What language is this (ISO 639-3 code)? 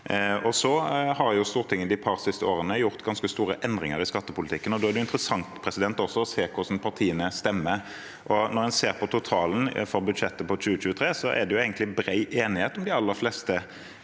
nor